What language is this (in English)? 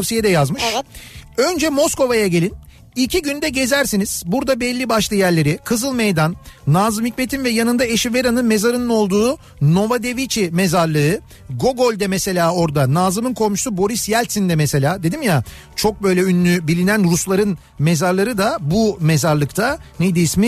Turkish